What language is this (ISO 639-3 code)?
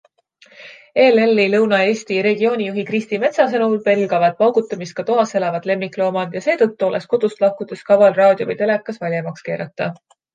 est